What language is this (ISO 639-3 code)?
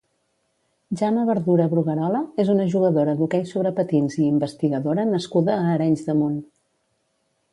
cat